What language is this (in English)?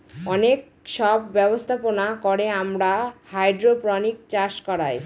Bangla